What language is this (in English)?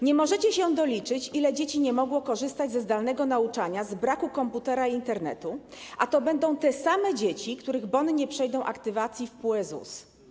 Polish